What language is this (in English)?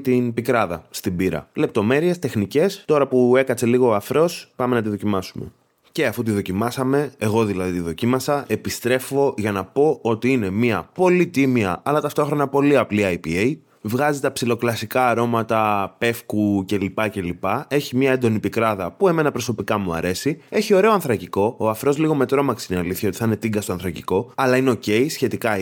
Greek